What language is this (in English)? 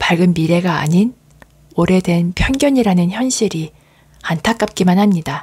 Korean